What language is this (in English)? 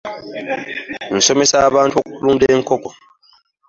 Ganda